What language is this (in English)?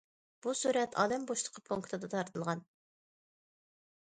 Uyghur